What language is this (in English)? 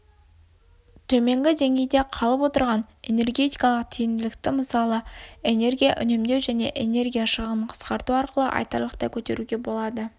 Kazakh